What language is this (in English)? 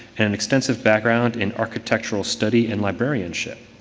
English